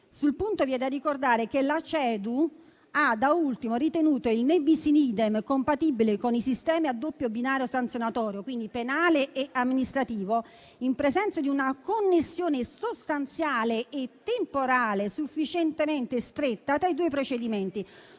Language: Italian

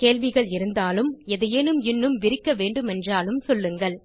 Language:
Tamil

